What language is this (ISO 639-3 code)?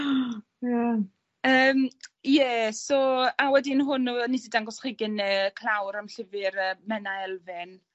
cym